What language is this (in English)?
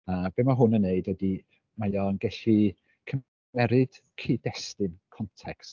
Welsh